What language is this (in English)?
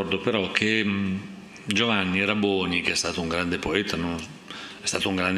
Italian